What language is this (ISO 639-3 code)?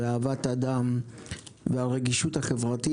heb